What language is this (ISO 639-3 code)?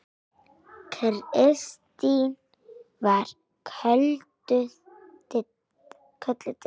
isl